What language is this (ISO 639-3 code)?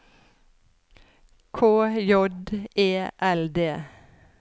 nor